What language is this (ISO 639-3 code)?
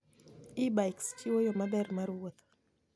luo